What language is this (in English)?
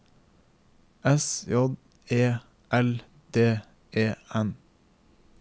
Norwegian